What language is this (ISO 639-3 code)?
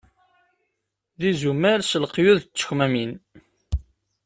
kab